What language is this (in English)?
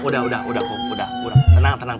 Indonesian